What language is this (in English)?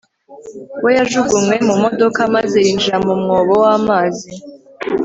Kinyarwanda